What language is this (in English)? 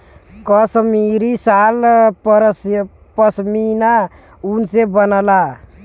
Bhojpuri